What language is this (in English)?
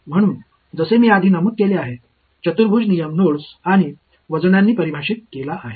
Marathi